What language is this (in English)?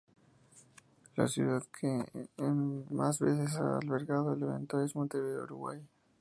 Spanish